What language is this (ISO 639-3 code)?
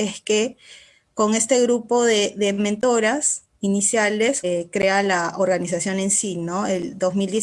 spa